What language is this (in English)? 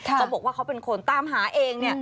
Thai